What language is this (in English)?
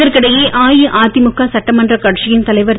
Tamil